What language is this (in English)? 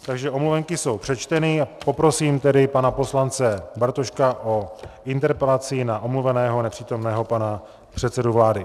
Czech